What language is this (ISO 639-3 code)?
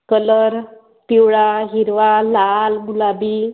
mar